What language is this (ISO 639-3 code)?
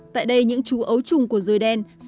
vie